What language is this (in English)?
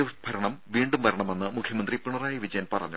Malayalam